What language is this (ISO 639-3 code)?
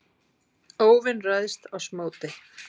isl